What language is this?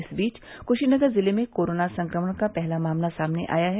Hindi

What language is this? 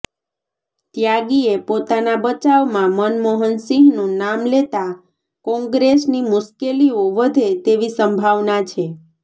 Gujarati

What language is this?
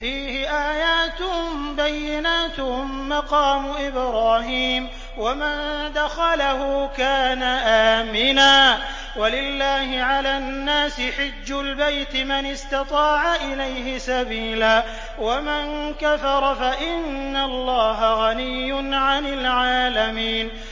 Arabic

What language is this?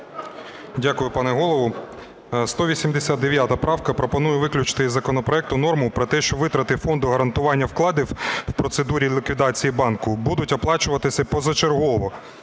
Ukrainian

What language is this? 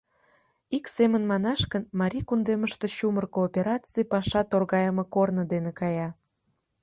Mari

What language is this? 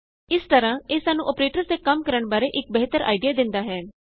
Punjabi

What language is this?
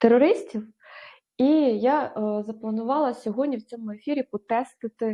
Ukrainian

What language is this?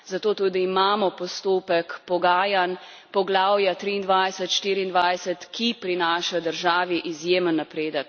Slovenian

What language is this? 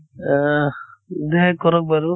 Assamese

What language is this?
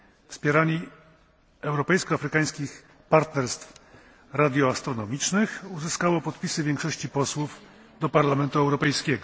Polish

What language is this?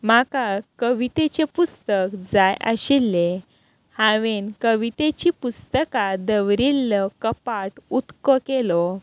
Konkani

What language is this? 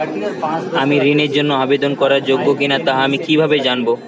Bangla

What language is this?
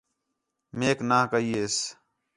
Khetrani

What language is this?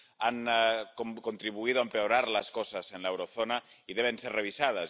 Spanish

